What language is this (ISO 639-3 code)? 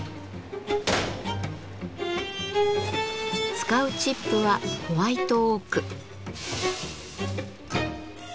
jpn